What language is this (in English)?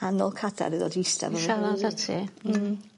Welsh